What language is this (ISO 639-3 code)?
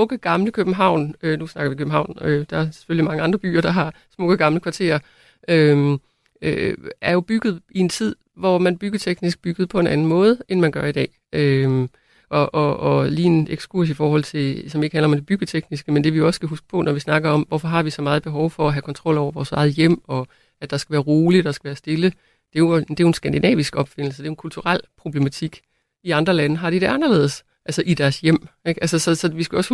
dan